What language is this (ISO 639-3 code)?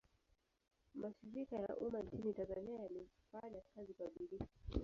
swa